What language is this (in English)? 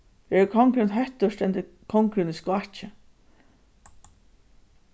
Faroese